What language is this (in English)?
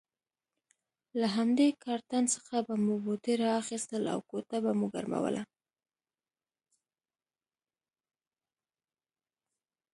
Pashto